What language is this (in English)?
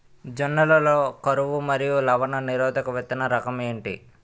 Telugu